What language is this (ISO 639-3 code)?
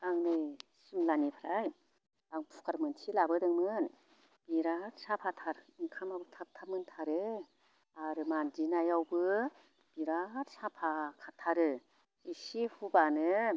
brx